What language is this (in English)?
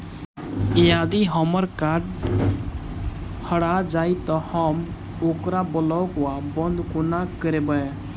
Maithili